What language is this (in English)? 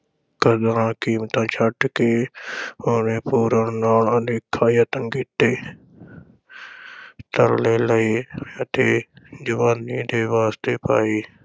Punjabi